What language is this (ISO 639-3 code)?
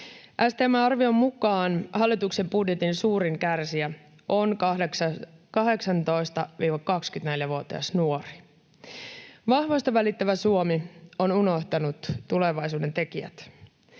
fin